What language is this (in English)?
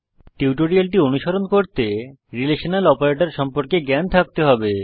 Bangla